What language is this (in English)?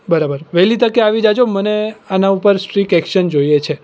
Gujarati